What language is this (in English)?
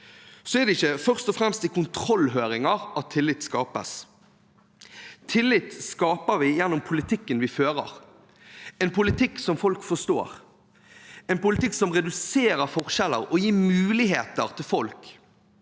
Norwegian